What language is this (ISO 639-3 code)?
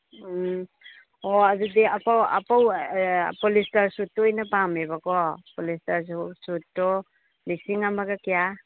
mni